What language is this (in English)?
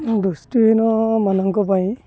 Odia